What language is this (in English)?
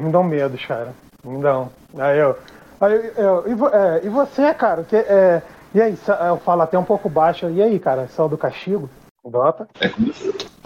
Portuguese